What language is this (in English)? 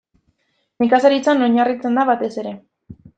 Basque